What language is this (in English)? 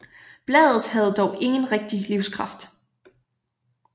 Danish